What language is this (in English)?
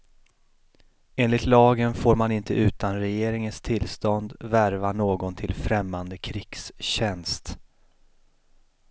Swedish